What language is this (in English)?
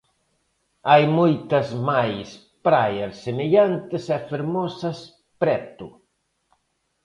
Galician